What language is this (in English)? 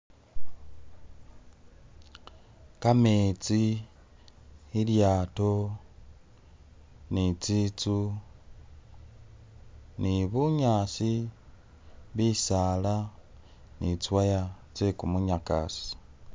Masaaba